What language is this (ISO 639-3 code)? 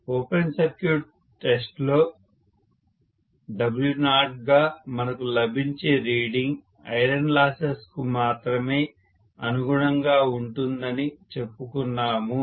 tel